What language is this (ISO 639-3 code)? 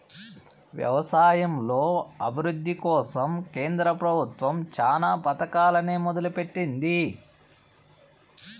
tel